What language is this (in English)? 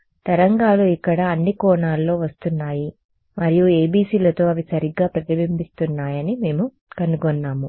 Telugu